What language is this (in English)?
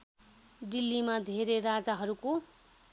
Nepali